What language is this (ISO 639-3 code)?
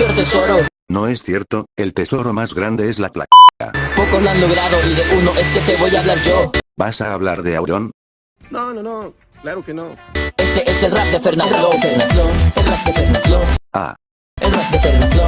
spa